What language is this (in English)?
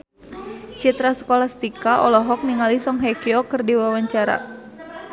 Sundanese